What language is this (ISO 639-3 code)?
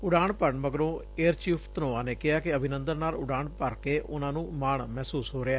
pan